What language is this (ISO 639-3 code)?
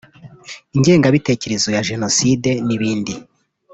kin